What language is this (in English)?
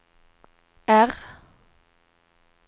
Swedish